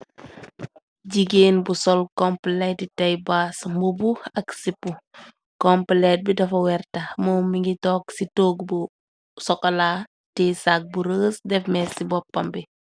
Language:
Wolof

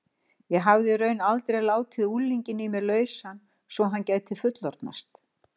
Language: Icelandic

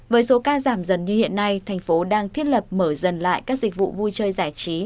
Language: Vietnamese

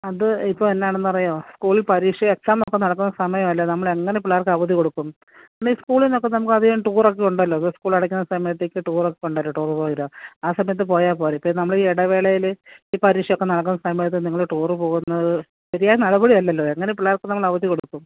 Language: Malayalam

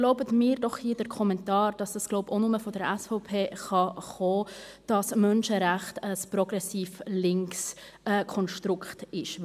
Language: Swiss German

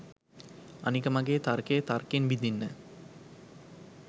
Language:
Sinhala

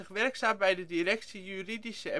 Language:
Dutch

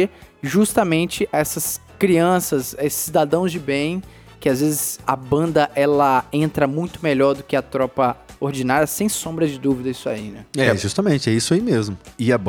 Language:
Portuguese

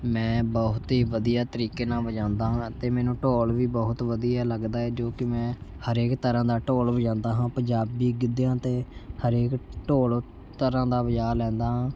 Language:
Punjabi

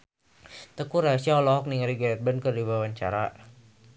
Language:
Sundanese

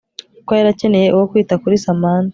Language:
Kinyarwanda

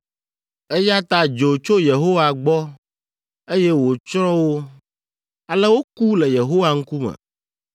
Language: Ewe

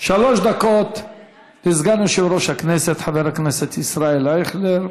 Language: Hebrew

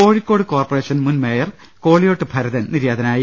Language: Malayalam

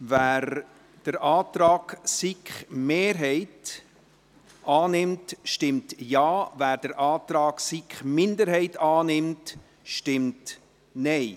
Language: Swiss German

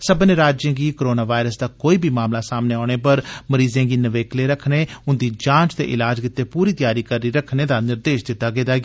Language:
Dogri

